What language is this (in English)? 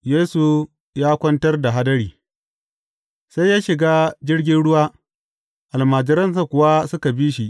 Hausa